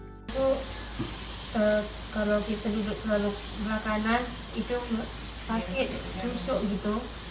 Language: Indonesian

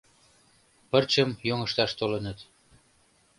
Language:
Mari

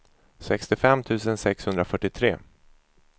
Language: Swedish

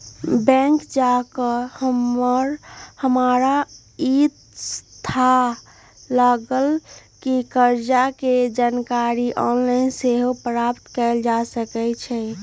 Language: Magahi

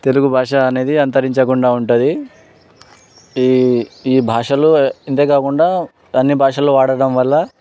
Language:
Telugu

